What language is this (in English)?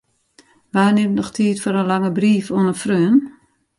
Western Frisian